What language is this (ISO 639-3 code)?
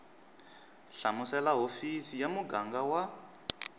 tso